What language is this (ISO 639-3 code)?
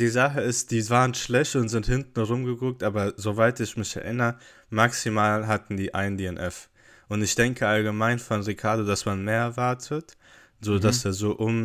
deu